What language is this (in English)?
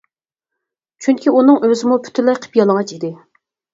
Uyghur